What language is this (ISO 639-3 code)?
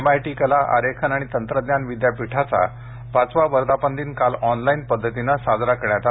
mar